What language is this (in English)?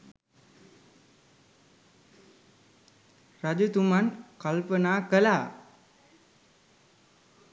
Sinhala